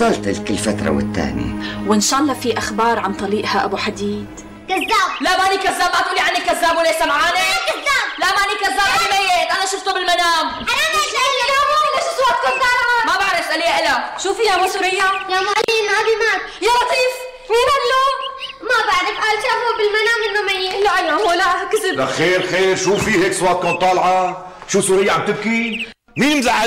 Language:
Arabic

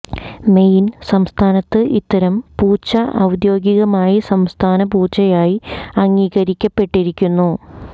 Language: Malayalam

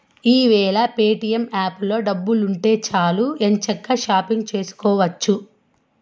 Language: Telugu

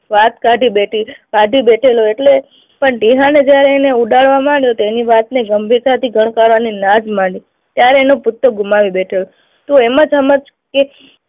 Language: Gujarati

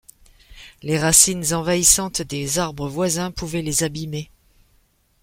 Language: French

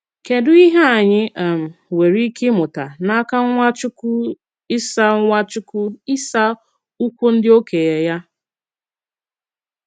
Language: Igbo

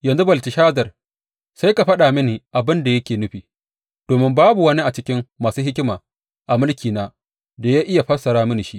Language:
Hausa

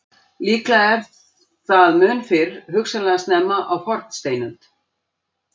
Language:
Icelandic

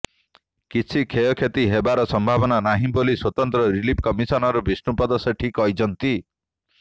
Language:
Odia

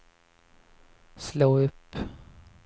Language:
Swedish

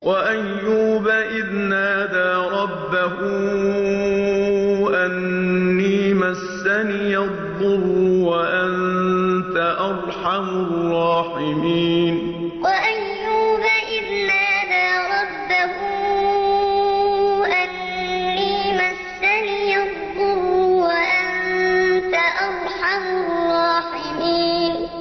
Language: Arabic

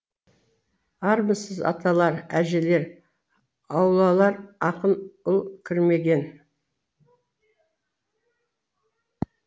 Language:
Kazakh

